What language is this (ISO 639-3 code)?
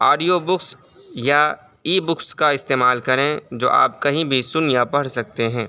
urd